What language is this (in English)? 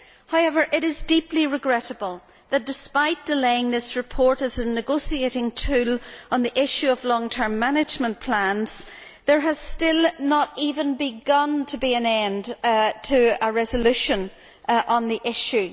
English